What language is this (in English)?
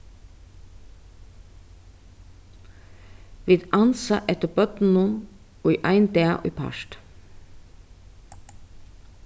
Faroese